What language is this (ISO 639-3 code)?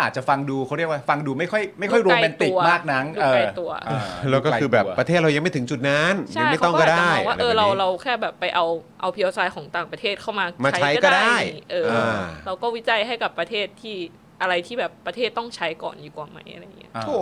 tha